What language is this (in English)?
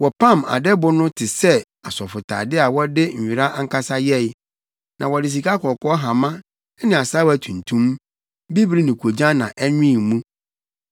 Akan